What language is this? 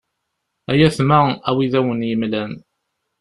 Kabyle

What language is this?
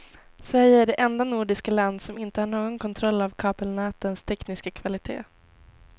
Swedish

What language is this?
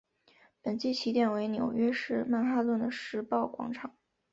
Chinese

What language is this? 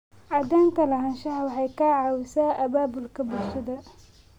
Somali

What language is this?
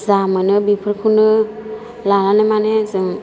Bodo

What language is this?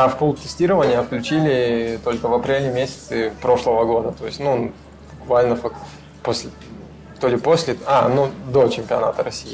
Russian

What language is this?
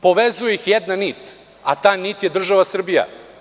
Serbian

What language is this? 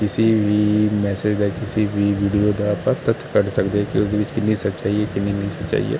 Punjabi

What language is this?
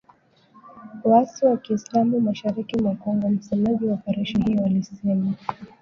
Swahili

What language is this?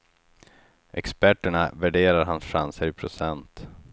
Swedish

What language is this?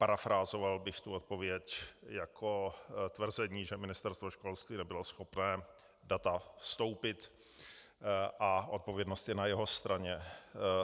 Czech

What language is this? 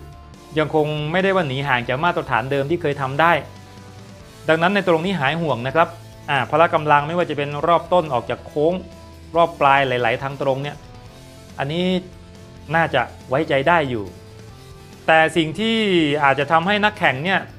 Thai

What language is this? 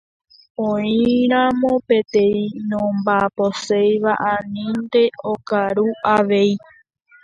Guarani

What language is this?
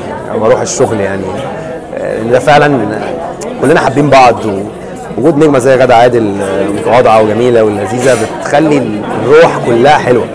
Arabic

